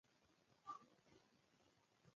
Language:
Pashto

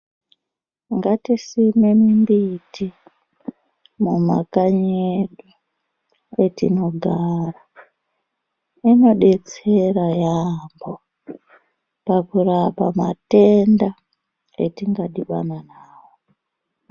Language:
Ndau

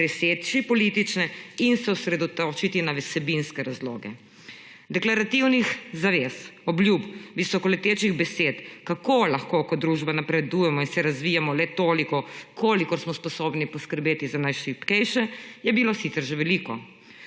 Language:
Slovenian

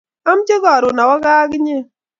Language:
Kalenjin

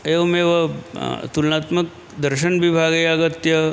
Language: Sanskrit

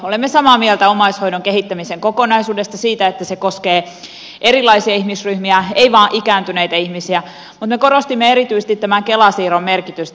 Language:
Finnish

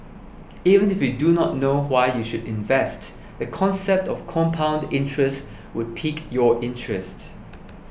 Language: English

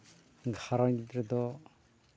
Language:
Santali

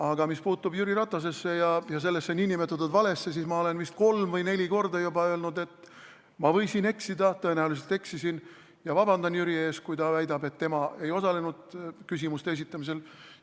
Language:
Estonian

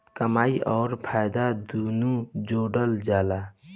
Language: Bhojpuri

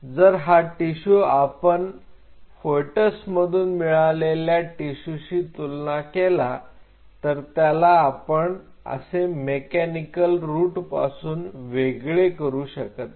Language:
Marathi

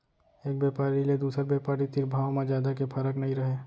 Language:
Chhattisgarhi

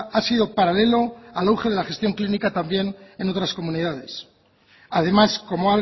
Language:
Spanish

